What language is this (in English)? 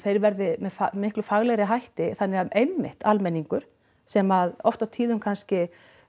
Icelandic